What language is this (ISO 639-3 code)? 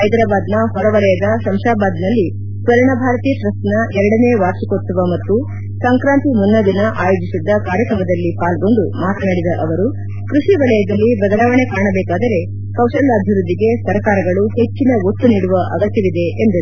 kan